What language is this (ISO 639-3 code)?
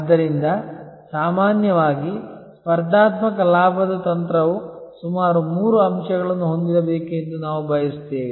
kan